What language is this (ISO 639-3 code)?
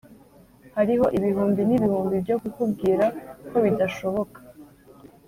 kin